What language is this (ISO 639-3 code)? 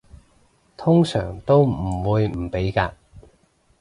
yue